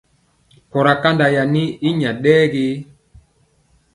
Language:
Mpiemo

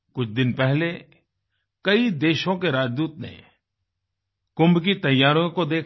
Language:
Hindi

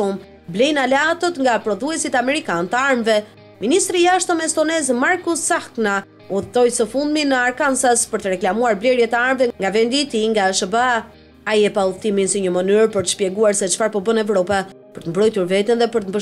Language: Romanian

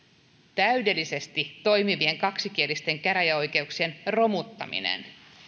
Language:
Finnish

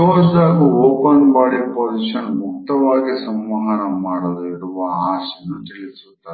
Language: Kannada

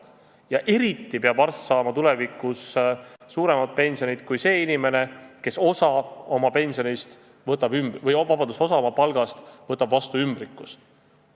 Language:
Estonian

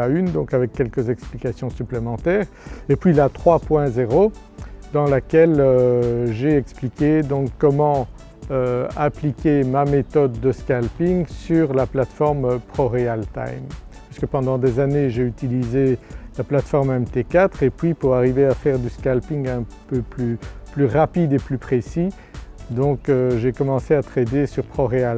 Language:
French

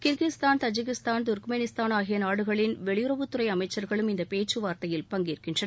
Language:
Tamil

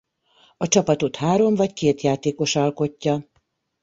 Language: Hungarian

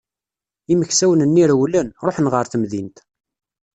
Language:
Kabyle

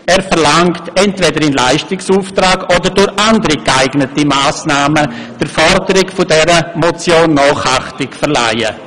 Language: Swiss German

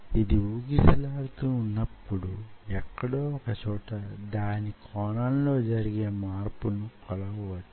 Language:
Telugu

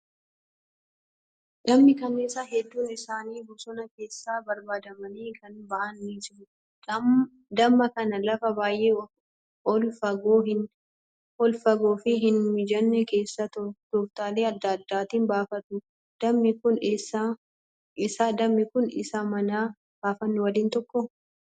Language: Oromo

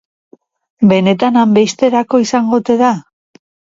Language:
Basque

